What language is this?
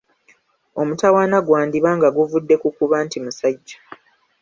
Ganda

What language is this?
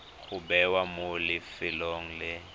Tswana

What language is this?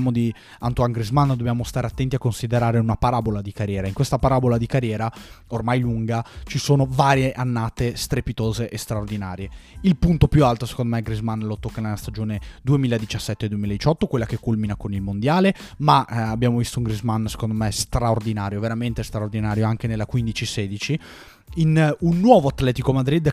Italian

